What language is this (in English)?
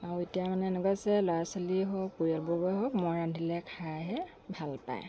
Assamese